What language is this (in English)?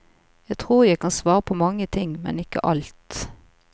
Norwegian